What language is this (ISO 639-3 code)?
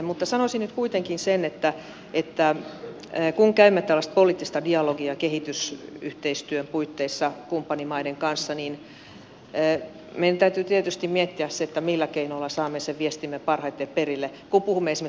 fin